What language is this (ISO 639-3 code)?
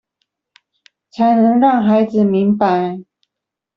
zho